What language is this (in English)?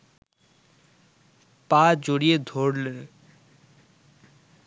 Bangla